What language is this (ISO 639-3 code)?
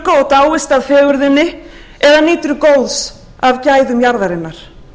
isl